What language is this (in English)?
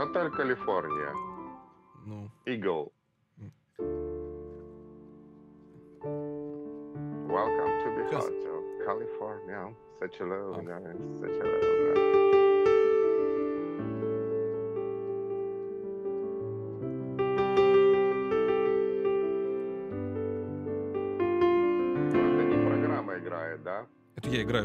Russian